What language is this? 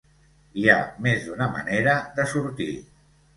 Catalan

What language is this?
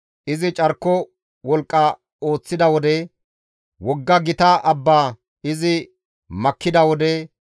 Gamo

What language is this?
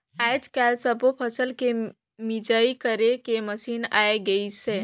Chhattisgarhi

